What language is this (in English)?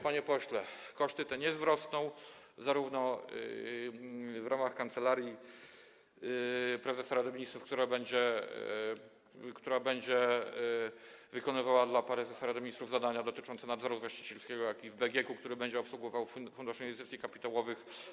Polish